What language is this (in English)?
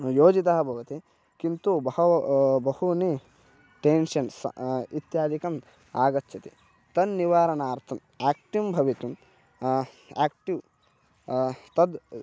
Sanskrit